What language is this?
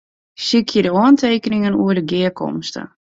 Western Frisian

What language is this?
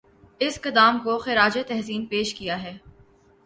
Urdu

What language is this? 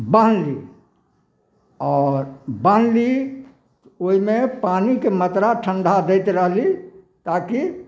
Maithili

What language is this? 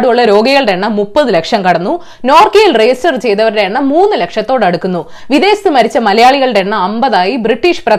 Malayalam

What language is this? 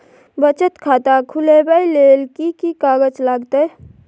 Maithili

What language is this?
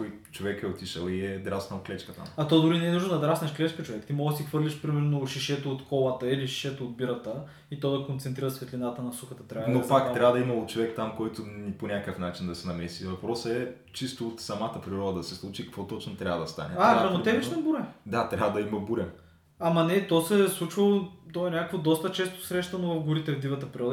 Bulgarian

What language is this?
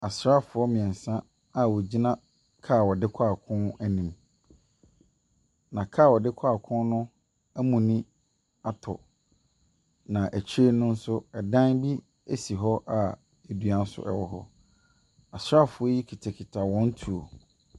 Akan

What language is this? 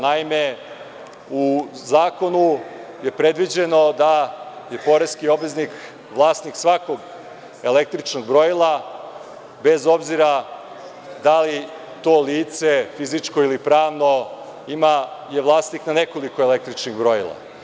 Serbian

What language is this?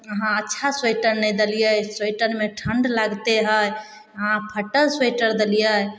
Maithili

